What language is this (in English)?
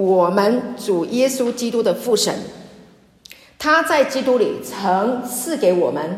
Chinese